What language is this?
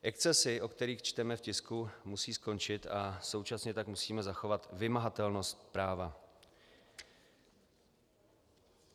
Czech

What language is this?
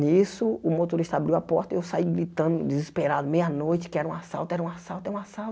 Portuguese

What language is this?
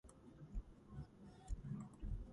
Georgian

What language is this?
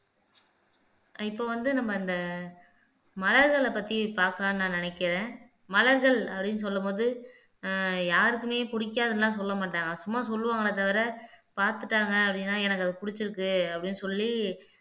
Tamil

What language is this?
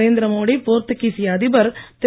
Tamil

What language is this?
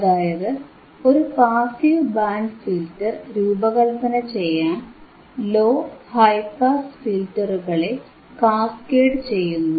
Malayalam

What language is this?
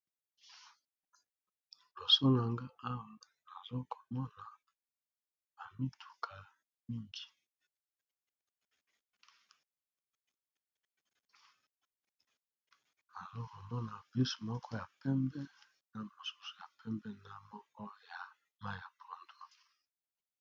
Lingala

